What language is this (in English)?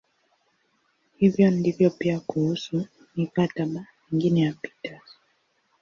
Swahili